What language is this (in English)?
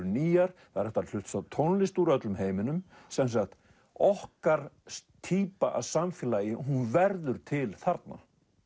Icelandic